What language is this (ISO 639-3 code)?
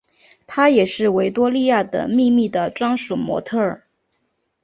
zho